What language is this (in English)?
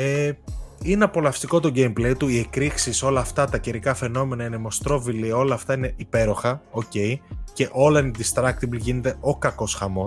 Greek